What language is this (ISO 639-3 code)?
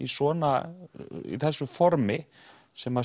isl